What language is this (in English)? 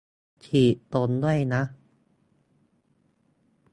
Thai